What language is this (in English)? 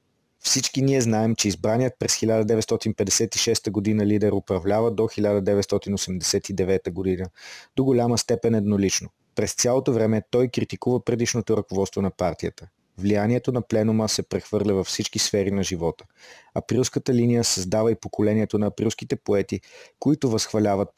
Bulgarian